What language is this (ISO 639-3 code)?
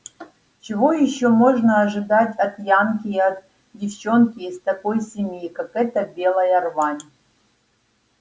rus